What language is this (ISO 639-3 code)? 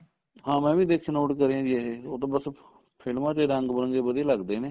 pan